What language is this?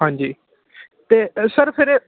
Punjabi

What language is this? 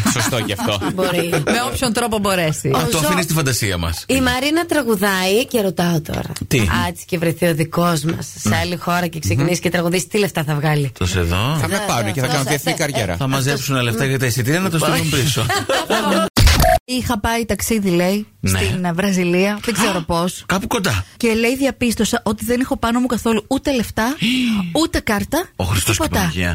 Greek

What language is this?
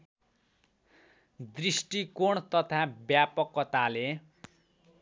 Nepali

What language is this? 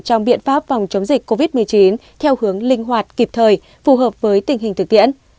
Vietnamese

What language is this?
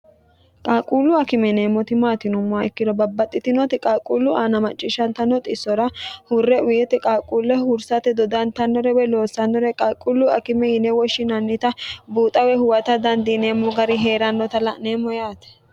Sidamo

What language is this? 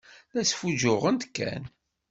Kabyle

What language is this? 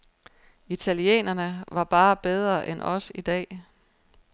Danish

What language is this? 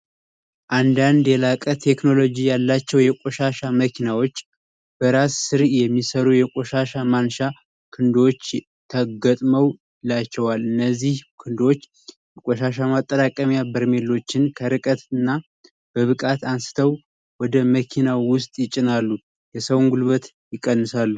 Amharic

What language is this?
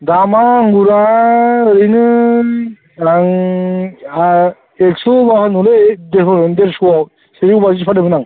Bodo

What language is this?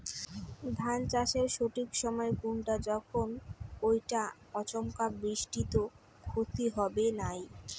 Bangla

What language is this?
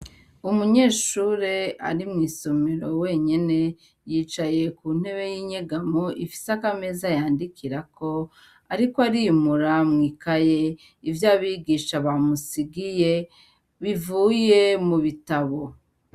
Rundi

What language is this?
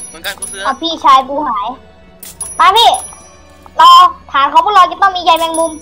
Thai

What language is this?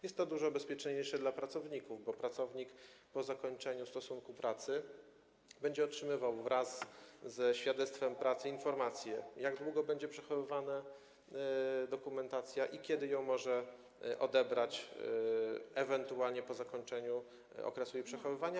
Polish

